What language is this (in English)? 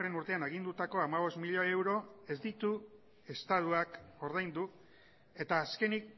Basque